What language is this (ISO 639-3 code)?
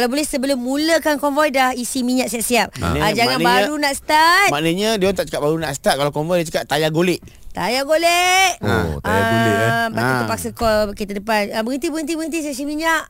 msa